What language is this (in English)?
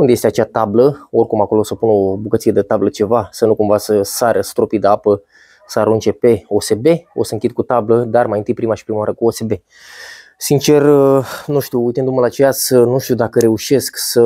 Romanian